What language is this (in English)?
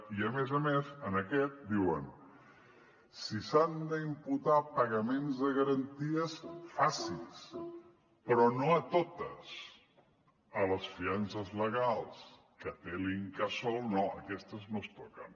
Catalan